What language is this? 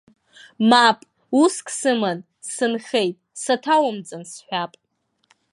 Abkhazian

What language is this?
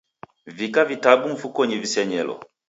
Taita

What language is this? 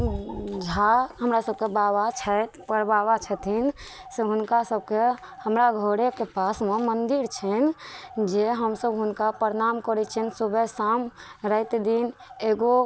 Maithili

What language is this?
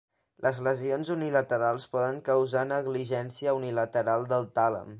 Catalan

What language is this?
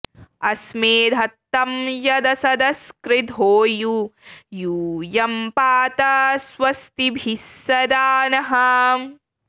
Sanskrit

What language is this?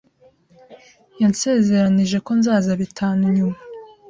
Kinyarwanda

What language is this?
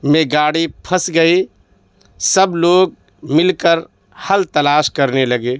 Urdu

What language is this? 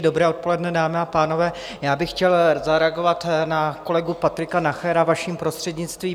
Czech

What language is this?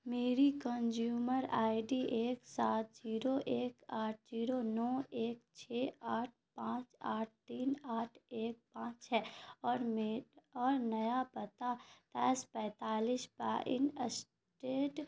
Urdu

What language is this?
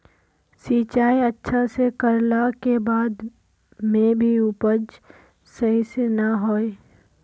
Magahi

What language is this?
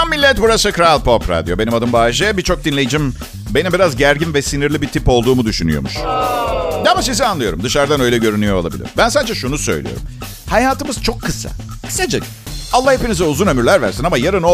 Turkish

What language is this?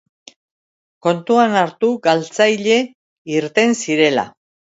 Basque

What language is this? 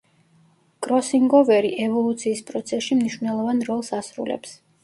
Georgian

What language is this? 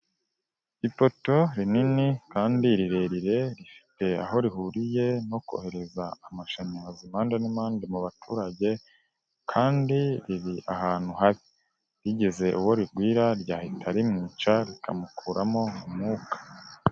Kinyarwanda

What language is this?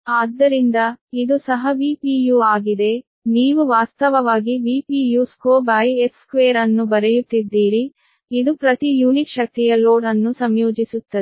Kannada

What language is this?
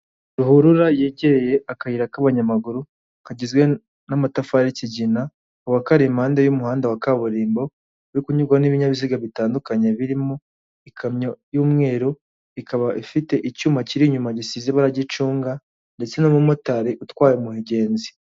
Kinyarwanda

